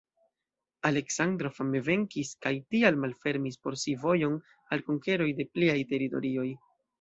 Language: Esperanto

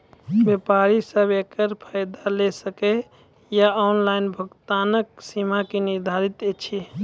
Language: Maithili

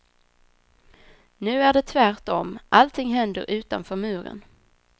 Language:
Swedish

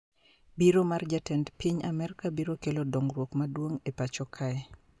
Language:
Luo (Kenya and Tanzania)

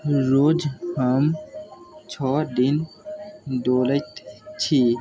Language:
Maithili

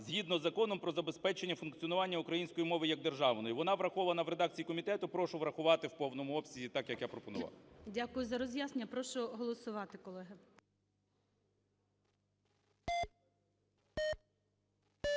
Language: Ukrainian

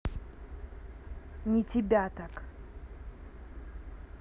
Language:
Russian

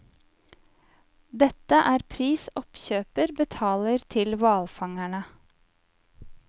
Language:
Norwegian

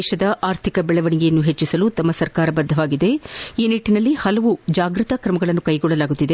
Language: Kannada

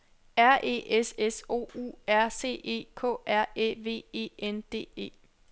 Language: Danish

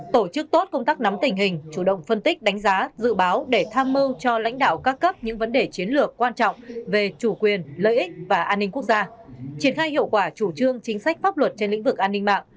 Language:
Vietnamese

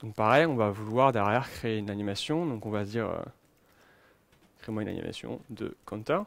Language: French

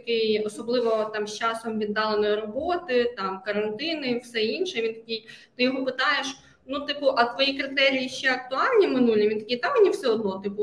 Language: Ukrainian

